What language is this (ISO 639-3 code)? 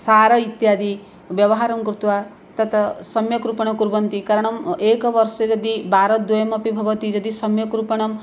san